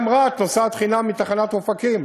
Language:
Hebrew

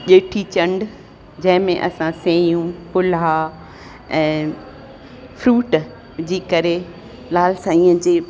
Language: Sindhi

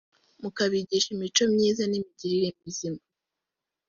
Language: Kinyarwanda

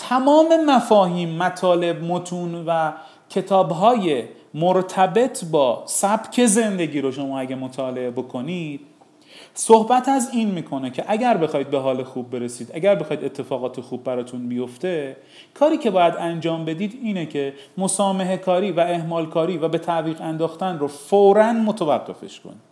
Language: Persian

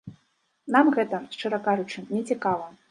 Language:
Belarusian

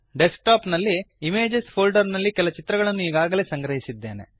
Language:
Kannada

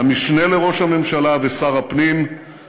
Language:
Hebrew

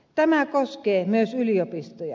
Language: Finnish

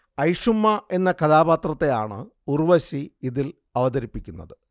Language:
Malayalam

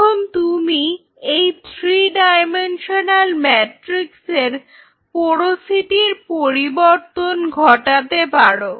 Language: Bangla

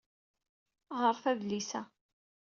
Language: Kabyle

